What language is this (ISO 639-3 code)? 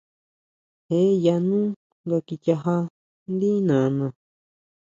mau